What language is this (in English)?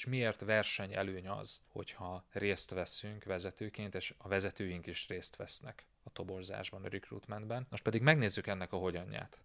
Hungarian